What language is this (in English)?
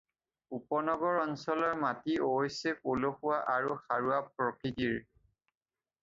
Assamese